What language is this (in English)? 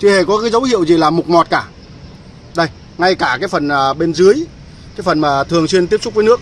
Vietnamese